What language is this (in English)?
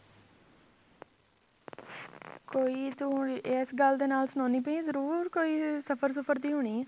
Punjabi